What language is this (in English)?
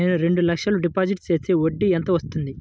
Telugu